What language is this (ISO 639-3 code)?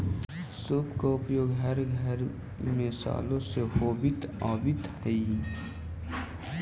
mag